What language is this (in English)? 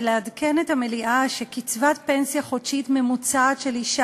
Hebrew